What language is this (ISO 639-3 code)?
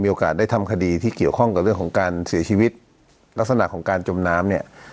tha